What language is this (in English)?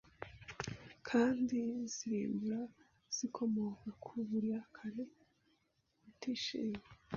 Kinyarwanda